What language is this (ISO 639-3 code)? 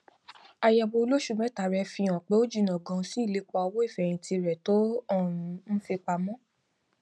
yor